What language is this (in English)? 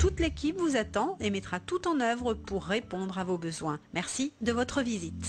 French